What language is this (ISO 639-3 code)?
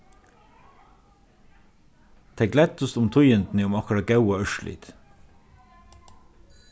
fao